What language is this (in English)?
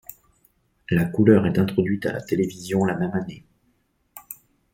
French